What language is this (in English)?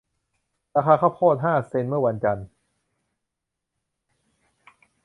Thai